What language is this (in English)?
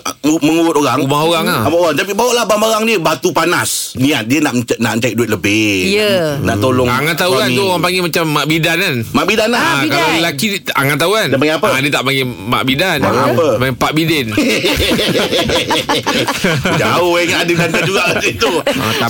Malay